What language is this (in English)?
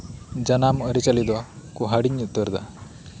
Santali